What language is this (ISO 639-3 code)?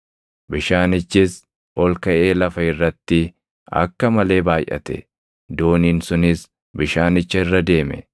orm